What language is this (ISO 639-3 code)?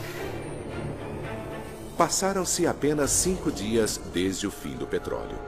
por